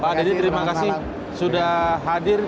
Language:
Indonesian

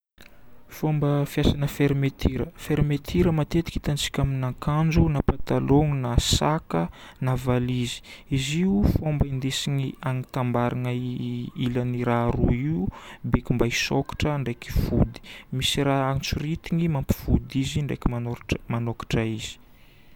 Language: Northern Betsimisaraka Malagasy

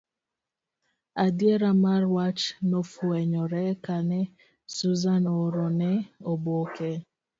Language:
Luo (Kenya and Tanzania)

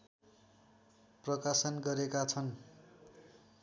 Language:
Nepali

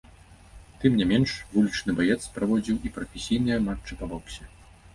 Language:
Belarusian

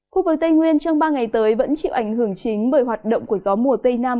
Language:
Vietnamese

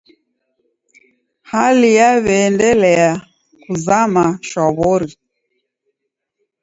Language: Taita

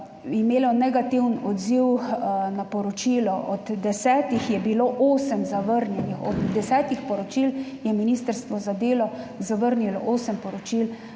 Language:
Slovenian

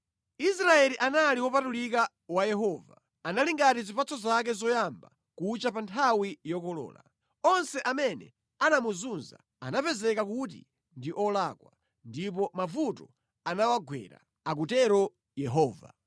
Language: Nyanja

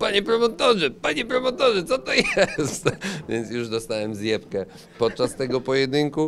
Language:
Polish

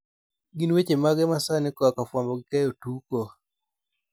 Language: Luo (Kenya and Tanzania)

